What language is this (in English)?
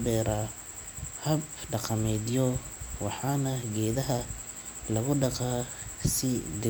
Somali